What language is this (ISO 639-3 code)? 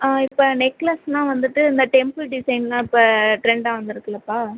tam